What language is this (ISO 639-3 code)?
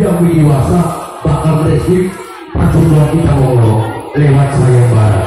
ind